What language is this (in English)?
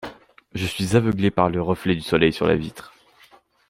French